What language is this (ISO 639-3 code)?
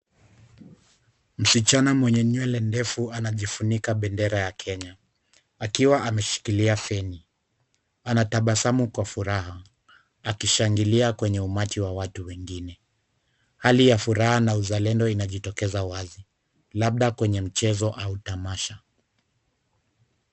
swa